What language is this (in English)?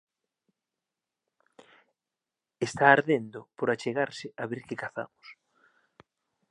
Galician